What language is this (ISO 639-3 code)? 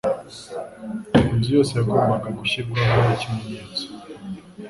kin